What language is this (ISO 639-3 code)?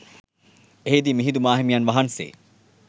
sin